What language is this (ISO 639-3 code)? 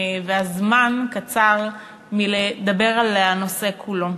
heb